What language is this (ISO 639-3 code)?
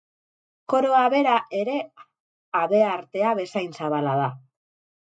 eus